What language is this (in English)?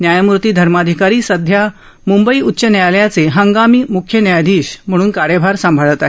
Marathi